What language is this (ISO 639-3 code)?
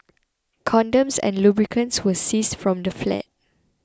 eng